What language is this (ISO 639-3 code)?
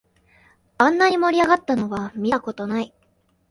jpn